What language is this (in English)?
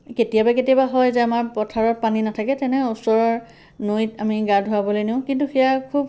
Assamese